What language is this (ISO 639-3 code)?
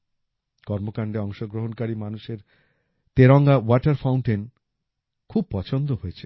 ben